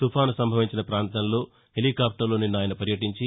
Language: Telugu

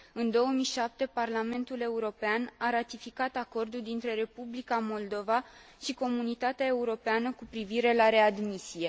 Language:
Romanian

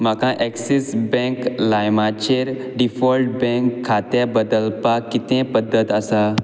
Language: Konkani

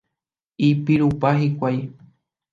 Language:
Guarani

